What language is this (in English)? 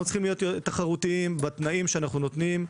Hebrew